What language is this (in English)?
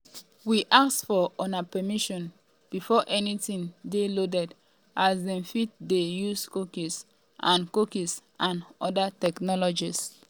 Nigerian Pidgin